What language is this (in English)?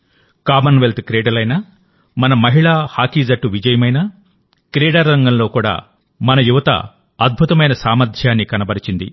Telugu